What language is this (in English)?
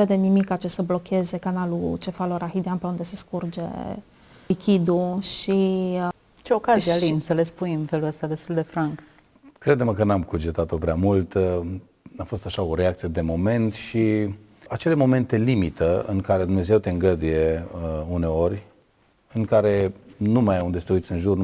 Romanian